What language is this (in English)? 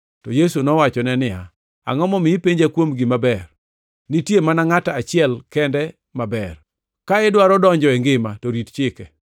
Luo (Kenya and Tanzania)